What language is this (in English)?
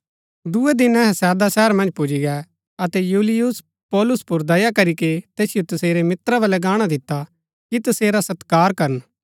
Gaddi